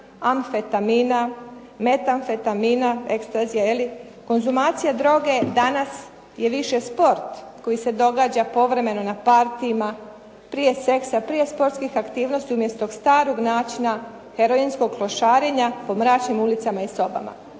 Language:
Croatian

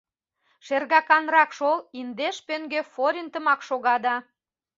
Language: Mari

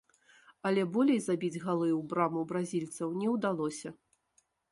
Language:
Belarusian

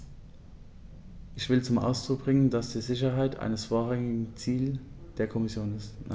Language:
German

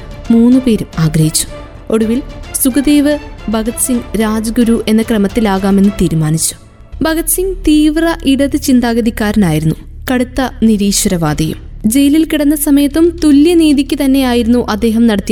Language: Malayalam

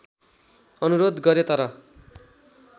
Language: Nepali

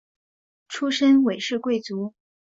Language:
Chinese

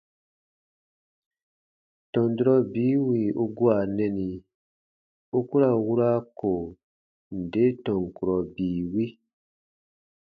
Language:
Baatonum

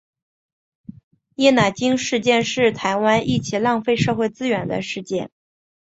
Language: Chinese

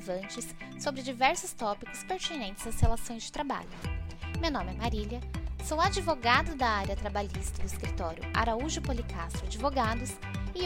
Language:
Portuguese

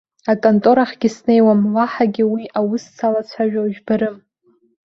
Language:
Abkhazian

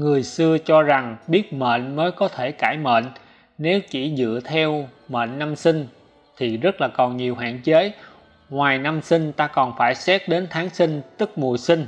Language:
Vietnamese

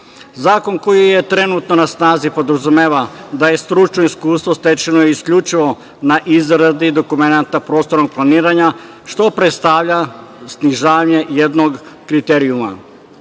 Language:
Serbian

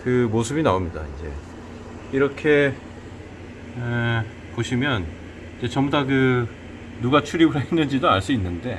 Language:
Korean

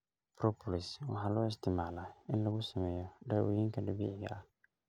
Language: Somali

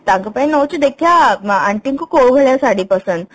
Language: Odia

